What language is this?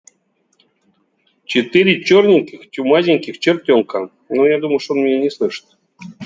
Russian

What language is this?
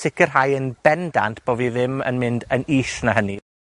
Welsh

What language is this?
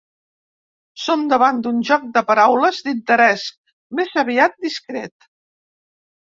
Catalan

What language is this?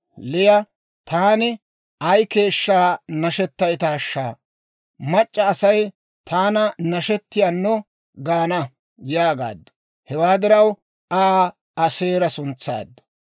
Dawro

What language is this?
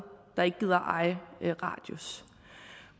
Danish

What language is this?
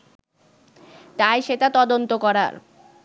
Bangla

